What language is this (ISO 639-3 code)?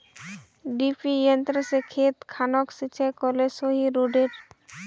mag